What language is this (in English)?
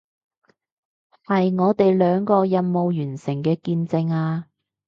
Cantonese